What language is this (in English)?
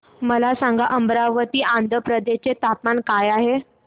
Marathi